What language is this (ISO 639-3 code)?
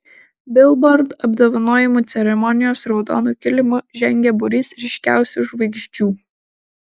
lit